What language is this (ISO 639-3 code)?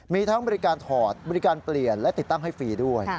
tha